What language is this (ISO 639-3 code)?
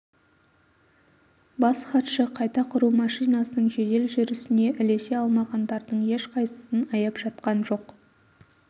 kaz